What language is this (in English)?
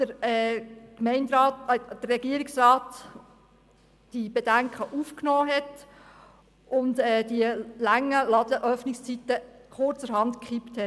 Swiss German